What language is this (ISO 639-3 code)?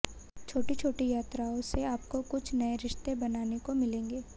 hin